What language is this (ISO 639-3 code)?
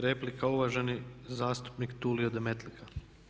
hrv